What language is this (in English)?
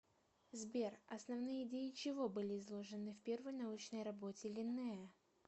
Russian